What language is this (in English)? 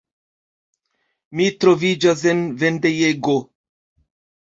Esperanto